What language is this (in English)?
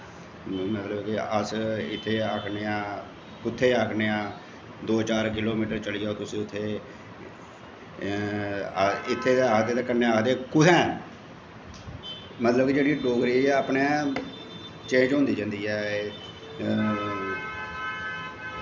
Dogri